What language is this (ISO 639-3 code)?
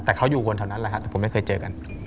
tha